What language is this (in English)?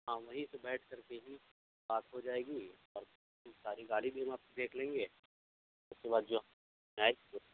Urdu